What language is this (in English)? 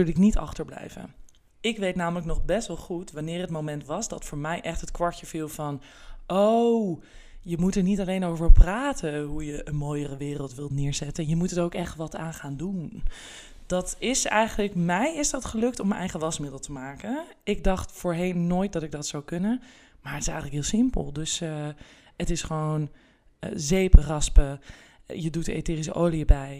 Dutch